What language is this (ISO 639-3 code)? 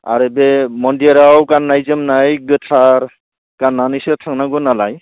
brx